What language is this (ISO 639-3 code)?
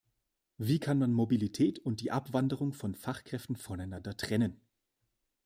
deu